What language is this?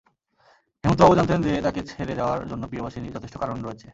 Bangla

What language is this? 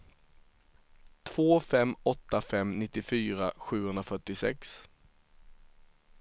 Swedish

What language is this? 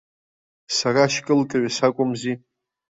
Abkhazian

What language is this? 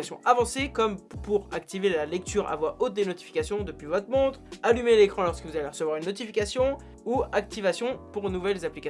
French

